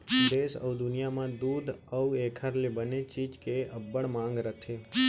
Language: Chhattisgarhi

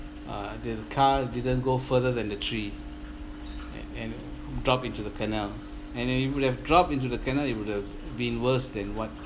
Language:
English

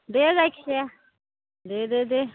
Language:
Bodo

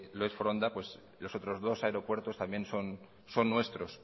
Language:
Spanish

